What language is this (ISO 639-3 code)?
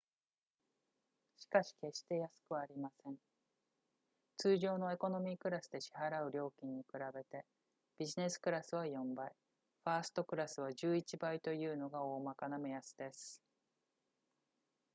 jpn